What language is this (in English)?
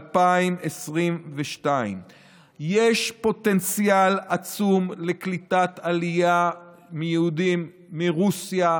Hebrew